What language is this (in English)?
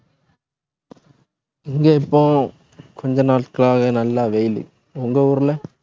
Tamil